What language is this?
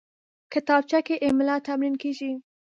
Pashto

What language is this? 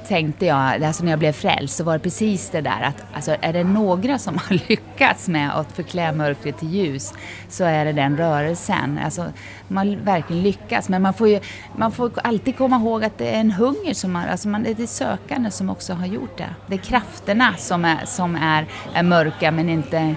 Swedish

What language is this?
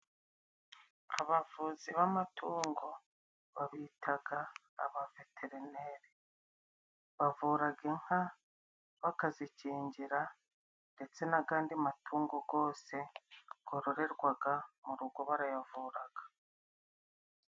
Kinyarwanda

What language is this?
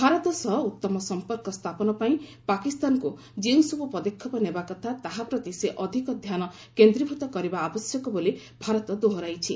Odia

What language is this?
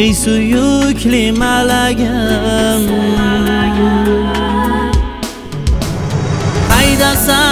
Turkish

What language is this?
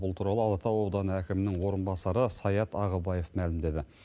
Kazakh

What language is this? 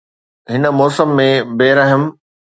Sindhi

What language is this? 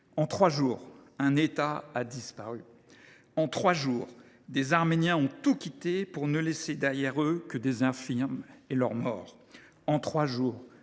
French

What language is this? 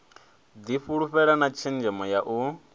Venda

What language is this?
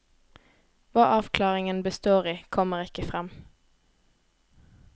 Norwegian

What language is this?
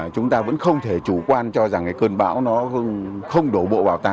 Vietnamese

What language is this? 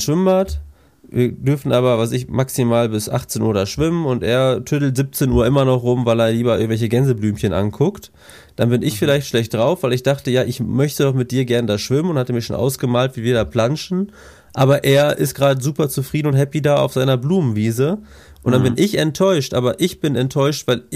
German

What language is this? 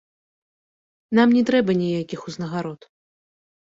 Belarusian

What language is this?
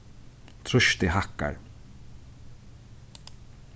Faroese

